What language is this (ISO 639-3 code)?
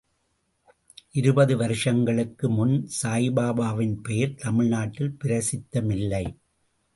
tam